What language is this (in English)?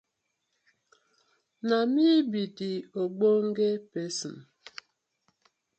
Nigerian Pidgin